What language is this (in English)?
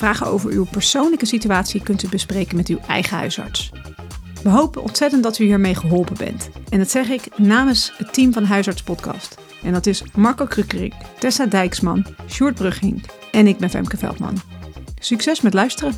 Dutch